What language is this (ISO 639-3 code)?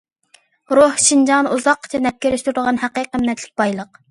uig